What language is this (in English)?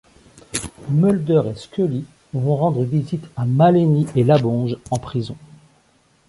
French